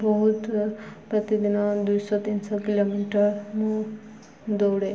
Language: Odia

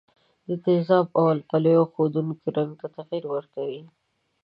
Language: Pashto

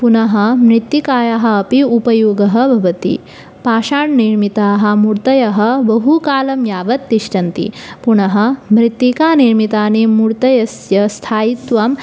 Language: Sanskrit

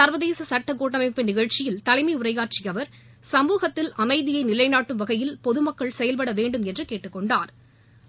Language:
Tamil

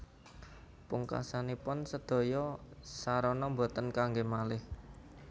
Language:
Javanese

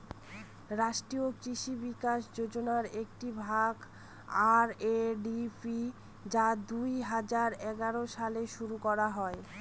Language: Bangla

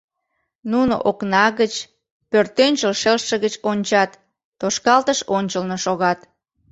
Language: Mari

